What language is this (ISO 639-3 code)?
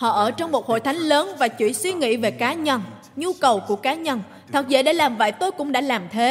vie